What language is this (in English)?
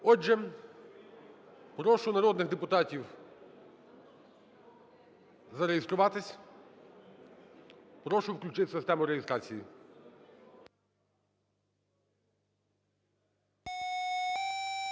Ukrainian